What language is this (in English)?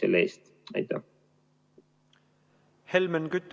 Estonian